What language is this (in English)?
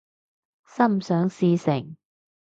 Cantonese